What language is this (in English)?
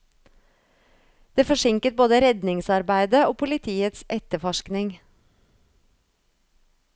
Norwegian